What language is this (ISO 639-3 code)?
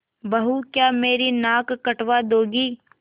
hin